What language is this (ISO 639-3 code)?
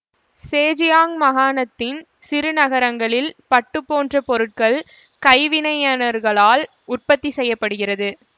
tam